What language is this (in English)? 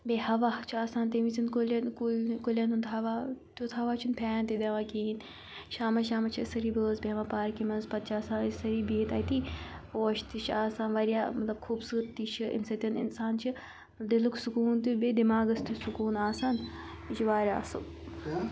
Kashmiri